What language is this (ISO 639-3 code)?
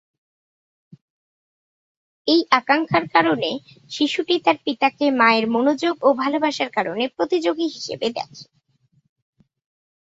ben